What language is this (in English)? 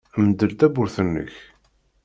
Kabyle